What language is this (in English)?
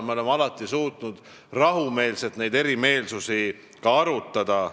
Estonian